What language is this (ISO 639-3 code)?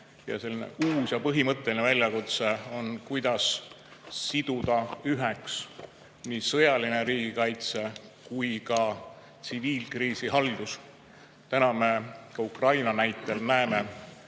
est